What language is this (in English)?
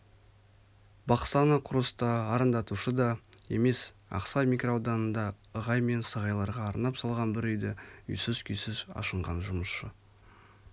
Kazakh